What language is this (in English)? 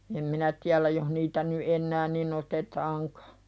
Finnish